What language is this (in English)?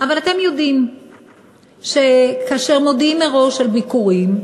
Hebrew